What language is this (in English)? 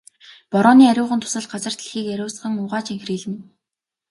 Mongolian